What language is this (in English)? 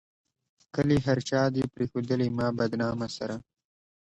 Pashto